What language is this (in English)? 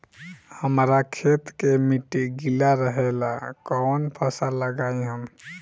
Bhojpuri